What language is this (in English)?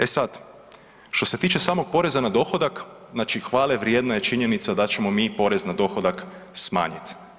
Croatian